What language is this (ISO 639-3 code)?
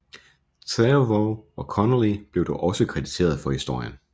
dan